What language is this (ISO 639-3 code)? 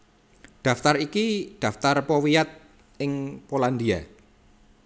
jav